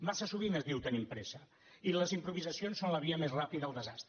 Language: Catalan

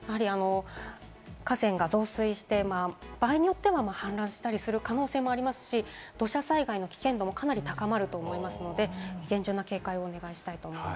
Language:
Japanese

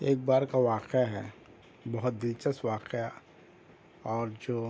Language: Urdu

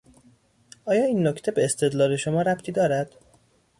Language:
Persian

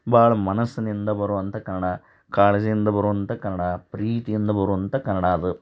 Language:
Kannada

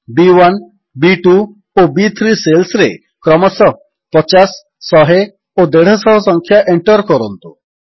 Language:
Odia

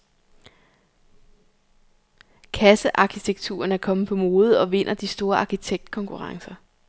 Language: Danish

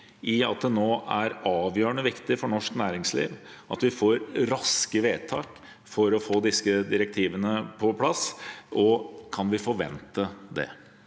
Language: Norwegian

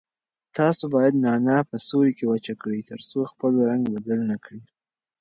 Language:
Pashto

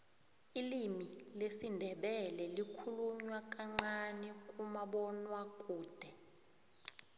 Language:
South Ndebele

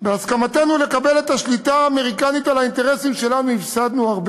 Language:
Hebrew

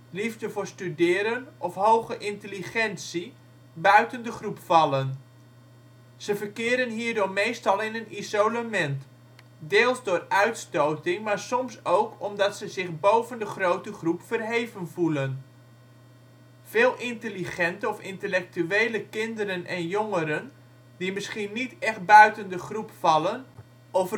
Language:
Dutch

